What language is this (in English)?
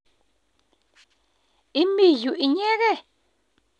Kalenjin